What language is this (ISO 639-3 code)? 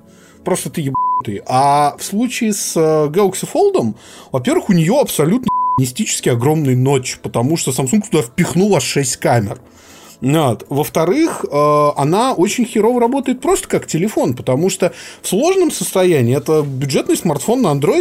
rus